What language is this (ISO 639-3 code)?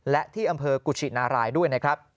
tha